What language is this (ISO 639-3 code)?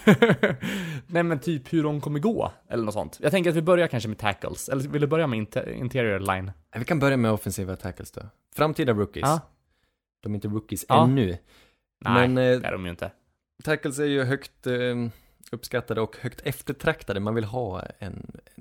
swe